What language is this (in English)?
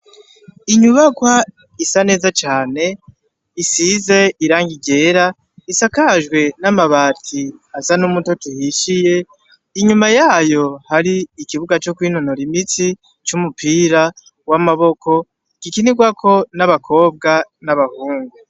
Rundi